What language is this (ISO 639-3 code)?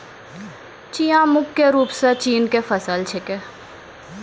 mai